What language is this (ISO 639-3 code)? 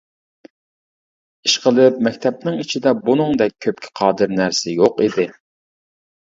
uig